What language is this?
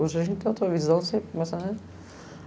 Portuguese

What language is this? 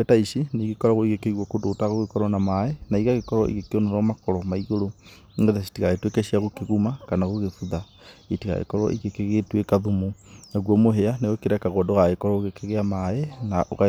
Kikuyu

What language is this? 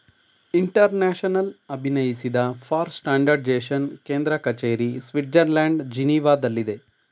Kannada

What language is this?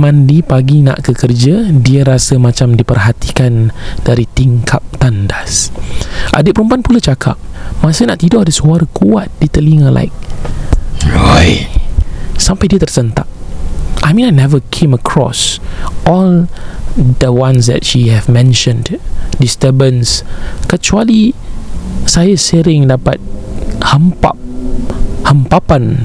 Malay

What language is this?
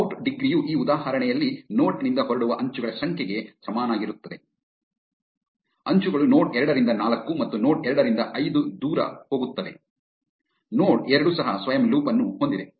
Kannada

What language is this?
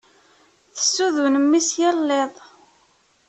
Kabyle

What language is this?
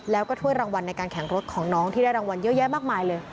Thai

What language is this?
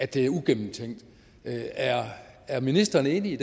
Danish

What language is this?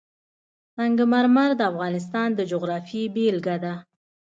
Pashto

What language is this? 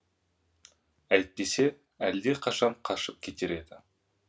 Kazakh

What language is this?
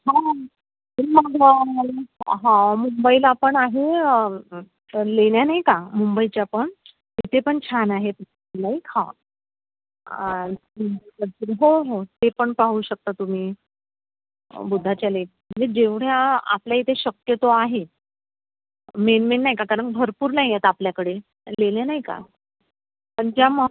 Marathi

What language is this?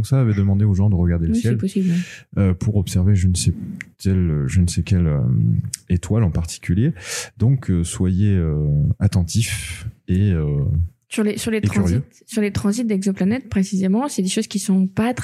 French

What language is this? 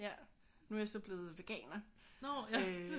Danish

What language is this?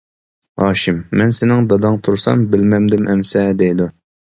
Uyghur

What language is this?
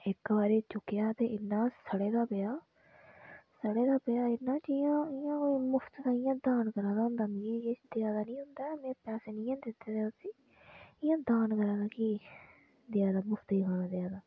Dogri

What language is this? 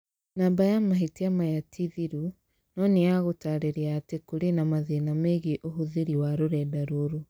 Kikuyu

